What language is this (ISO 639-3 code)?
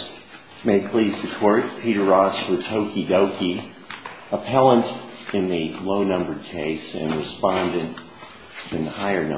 eng